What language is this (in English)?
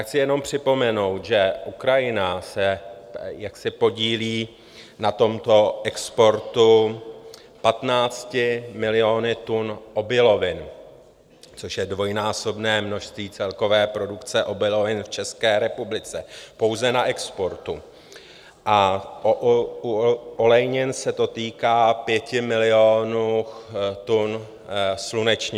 Czech